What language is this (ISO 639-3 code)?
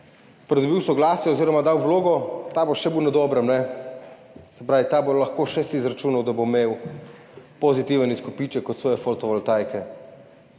slv